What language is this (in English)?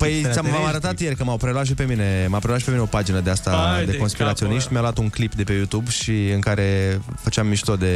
Romanian